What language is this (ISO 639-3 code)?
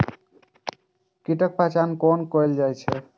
mai